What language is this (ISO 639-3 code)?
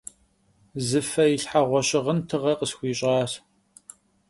kbd